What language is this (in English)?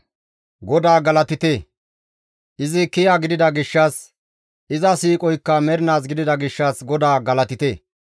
Gamo